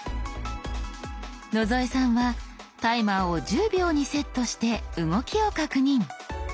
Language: Japanese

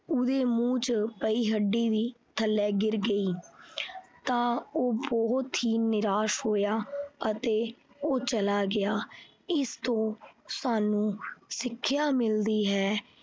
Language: Punjabi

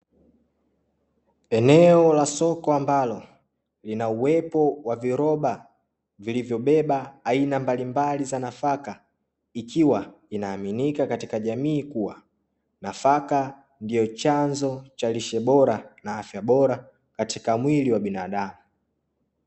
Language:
Swahili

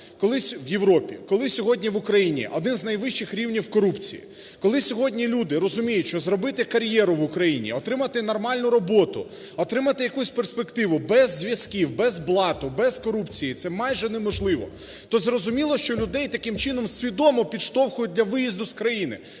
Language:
Ukrainian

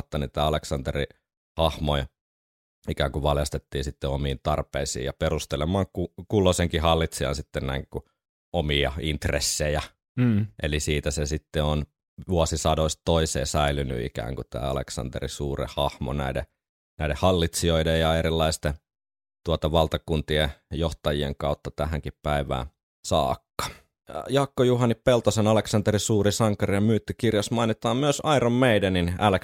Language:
Finnish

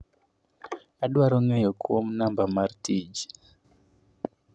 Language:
Luo (Kenya and Tanzania)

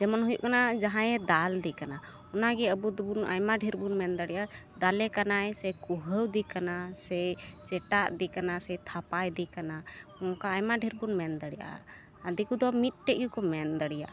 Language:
Santali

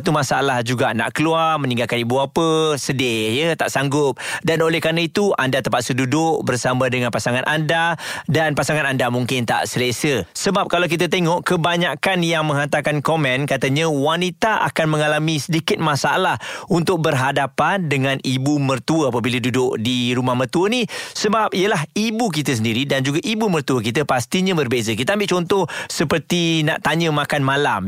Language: Malay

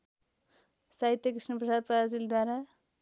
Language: Nepali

